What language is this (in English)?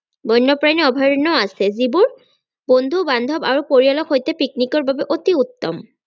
Assamese